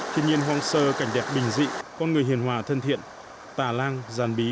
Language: Vietnamese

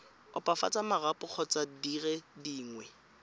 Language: Tswana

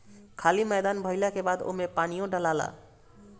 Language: Bhojpuri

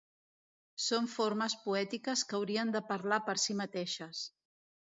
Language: Catalan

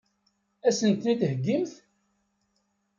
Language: Kabyle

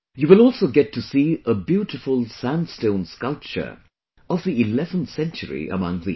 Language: English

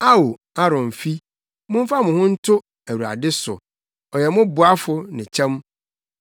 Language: Akan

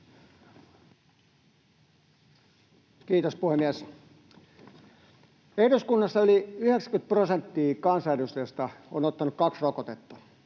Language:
Finnish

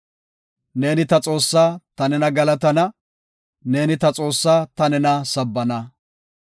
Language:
Gofa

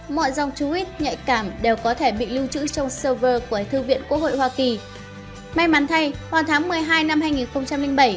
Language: Vietnamese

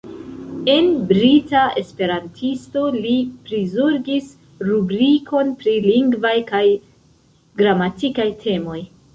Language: Esperanto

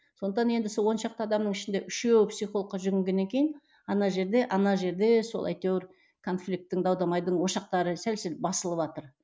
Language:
Kazakh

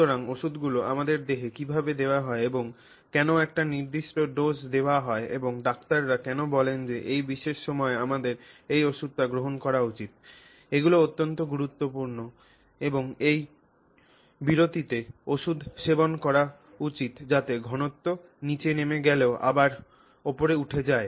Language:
Bangla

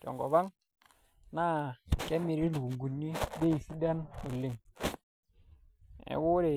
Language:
Masai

